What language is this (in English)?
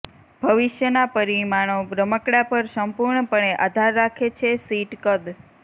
Gujarati